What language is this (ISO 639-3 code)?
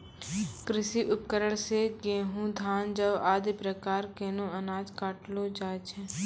mai